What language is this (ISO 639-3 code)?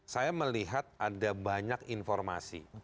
ind